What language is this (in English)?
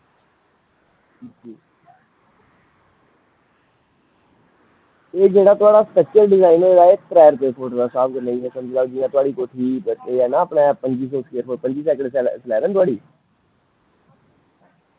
Dogri